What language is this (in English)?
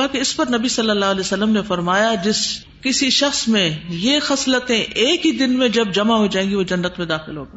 Urdu